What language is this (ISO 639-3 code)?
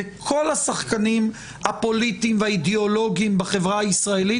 heb